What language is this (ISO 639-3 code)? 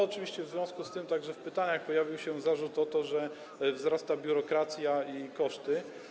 pol